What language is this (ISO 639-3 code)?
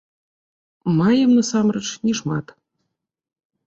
bel